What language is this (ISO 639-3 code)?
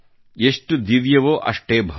kan